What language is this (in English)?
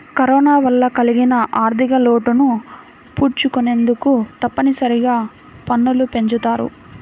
Telugu